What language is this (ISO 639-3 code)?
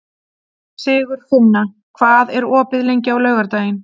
isl